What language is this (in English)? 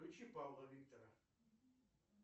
Russian